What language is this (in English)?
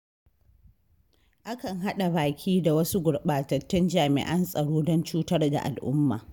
Hausa